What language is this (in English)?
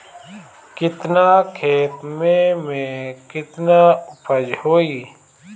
Bhojpuri